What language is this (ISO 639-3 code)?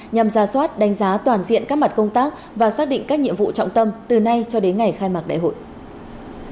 vie